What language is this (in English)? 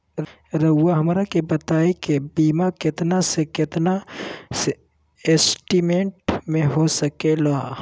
Magahi